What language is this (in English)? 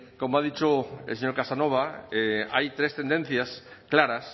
Spanish